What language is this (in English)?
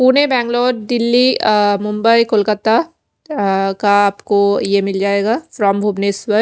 Hindi